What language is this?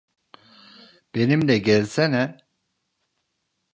Turkish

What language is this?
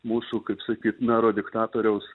Lithuanian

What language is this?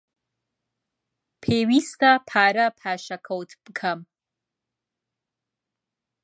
Central Kurdish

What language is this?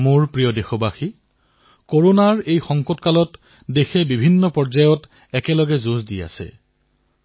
Assamese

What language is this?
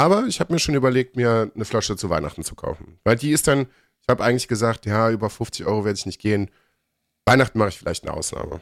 German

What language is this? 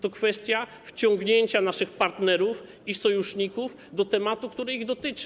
Polish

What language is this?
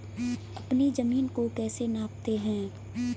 Hindi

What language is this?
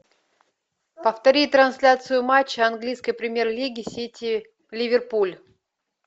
Russian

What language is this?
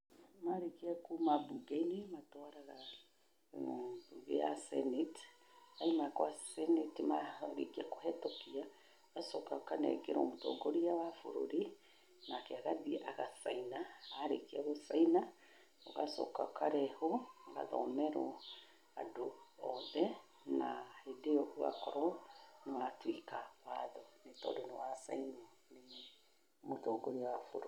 Kikuyu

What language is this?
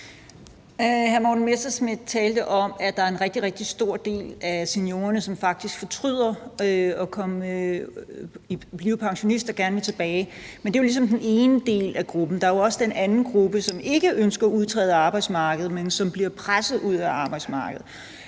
Danish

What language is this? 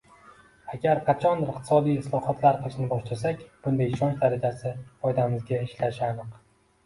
Uzbek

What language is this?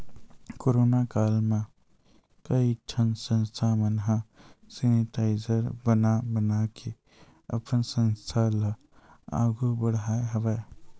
Chhattisgarhi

